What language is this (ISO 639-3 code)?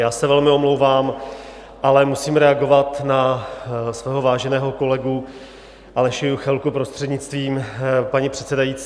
ces